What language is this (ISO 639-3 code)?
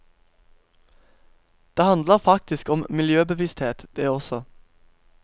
nor